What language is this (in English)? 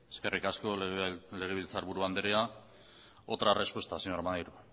Basque